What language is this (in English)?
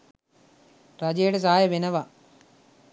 Sinhala